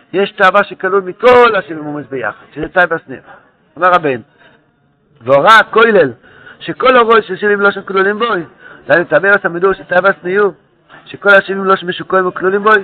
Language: Hebrew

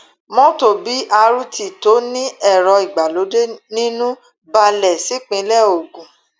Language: Yoruba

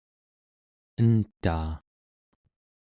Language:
Central Yupik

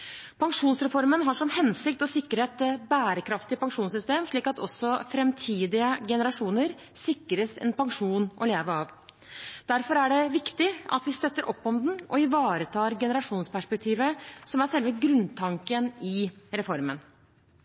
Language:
Norwegian Bokmål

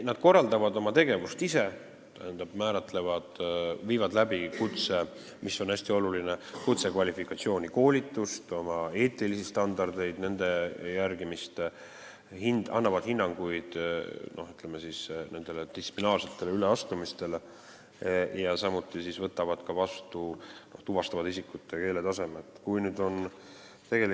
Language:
Estonian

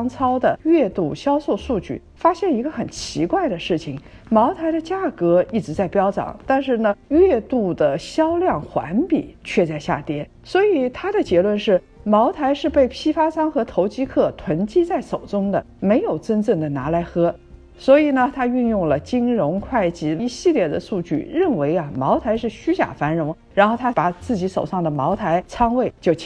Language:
Chinese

